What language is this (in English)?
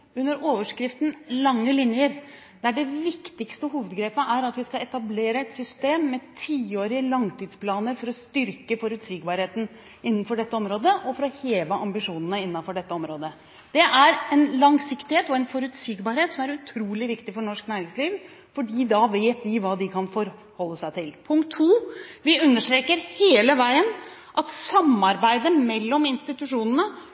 Norwegian Bokmål